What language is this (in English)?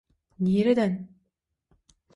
Turkmen